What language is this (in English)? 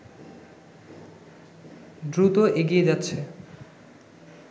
Bangla